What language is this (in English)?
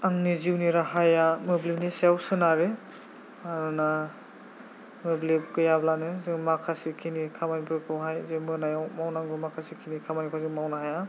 Bodo